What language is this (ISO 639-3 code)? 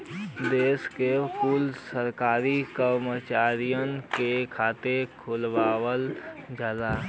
bho